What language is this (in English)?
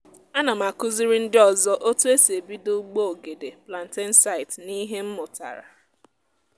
Igbo